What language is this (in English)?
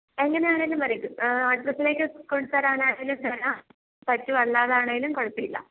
Malayalam